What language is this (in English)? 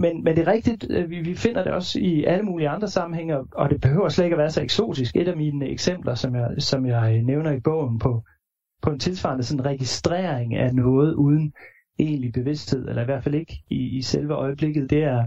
Danish